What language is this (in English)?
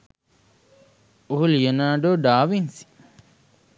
Sinhala